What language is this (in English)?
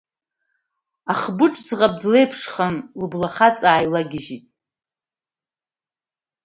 Abkhazian